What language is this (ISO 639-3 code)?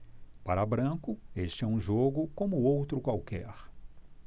por